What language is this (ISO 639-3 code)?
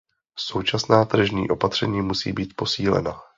ces